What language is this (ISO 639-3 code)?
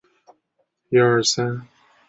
zho